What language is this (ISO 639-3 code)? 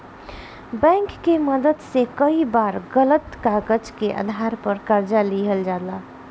bho